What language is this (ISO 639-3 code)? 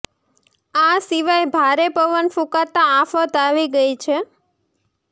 guj